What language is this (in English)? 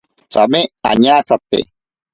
Ashéninka Perené